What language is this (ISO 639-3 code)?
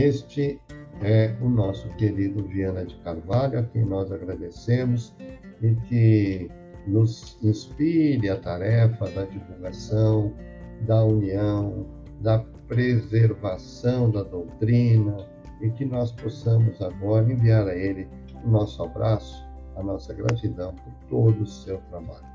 por